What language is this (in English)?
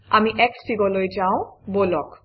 Assamese